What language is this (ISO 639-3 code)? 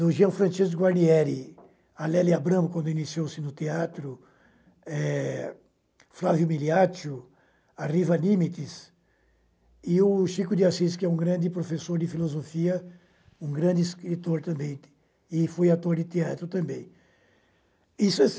por